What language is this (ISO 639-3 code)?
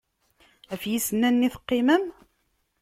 kab